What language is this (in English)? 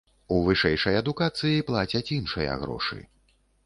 Belarusian